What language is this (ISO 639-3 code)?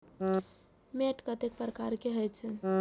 mai